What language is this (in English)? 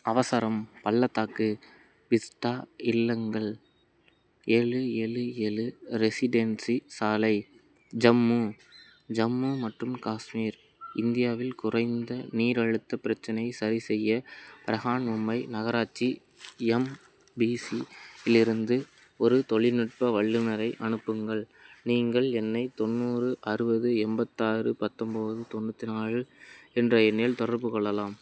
Tamil